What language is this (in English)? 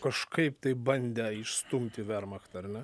Lithuanian